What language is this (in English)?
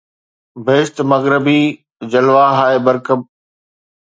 Sindhi